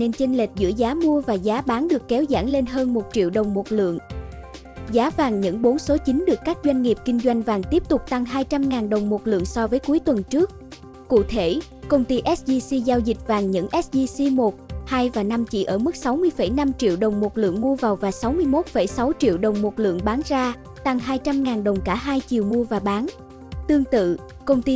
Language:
Vietnamese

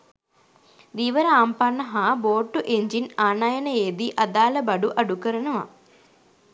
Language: Sinhala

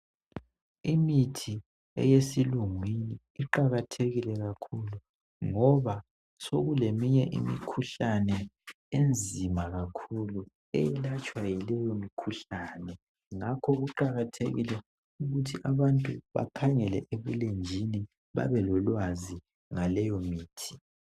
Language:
North Ndebele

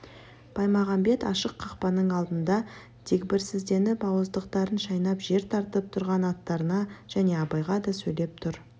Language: Kazakh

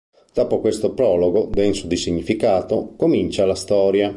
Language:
Italian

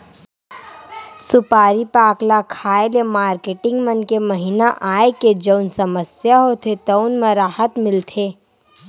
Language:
Chhattisgarhi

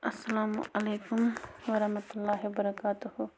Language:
Kashmiri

